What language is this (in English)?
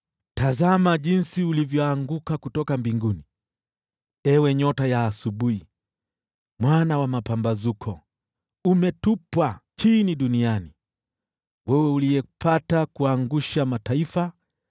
Swahili